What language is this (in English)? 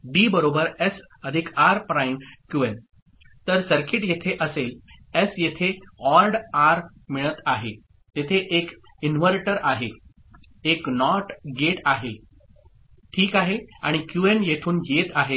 Marathi